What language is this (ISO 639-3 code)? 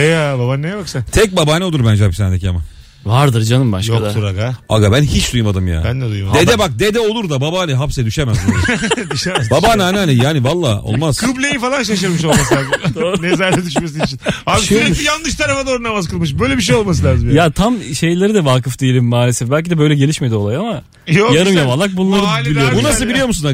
tur